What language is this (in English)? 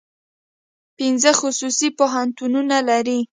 Pashto